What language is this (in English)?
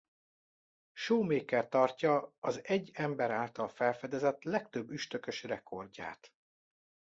Hungarian